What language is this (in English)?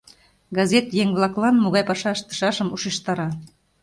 Mari